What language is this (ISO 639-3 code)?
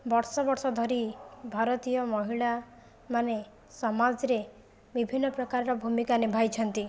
ori